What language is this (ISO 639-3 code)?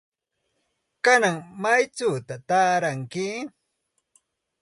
qxt